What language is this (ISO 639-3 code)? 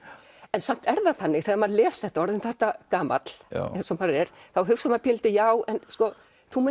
isl